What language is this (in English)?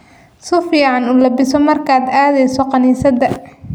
Somali